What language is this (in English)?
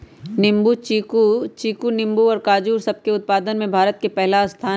Magahi